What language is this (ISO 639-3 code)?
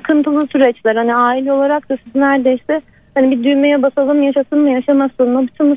tur